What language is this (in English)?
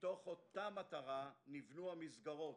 Hebrew